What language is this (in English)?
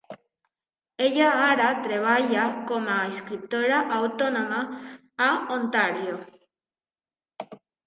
Catalan